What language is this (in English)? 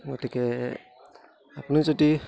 Assamese